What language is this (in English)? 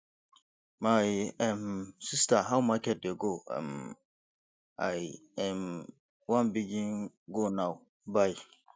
Nigerian Pidgin